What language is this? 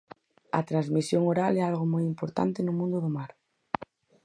Galician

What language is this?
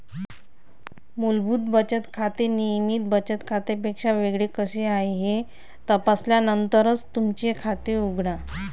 Marathi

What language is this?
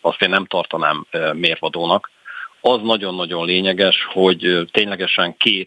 Hungarian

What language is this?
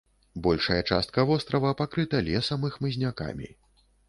Belarusian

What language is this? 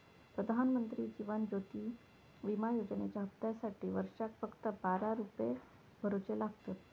Marathi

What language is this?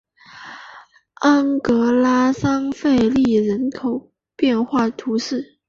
Chinese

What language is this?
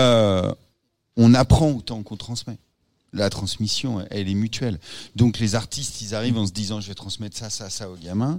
French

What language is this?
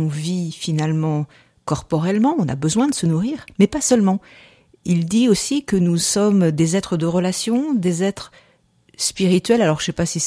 French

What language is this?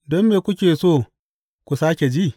Hausa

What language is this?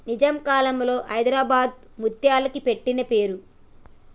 Telugu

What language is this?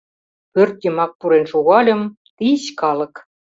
Mari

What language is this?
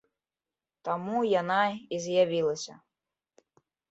Belarusian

